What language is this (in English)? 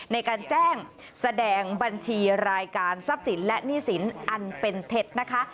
Thai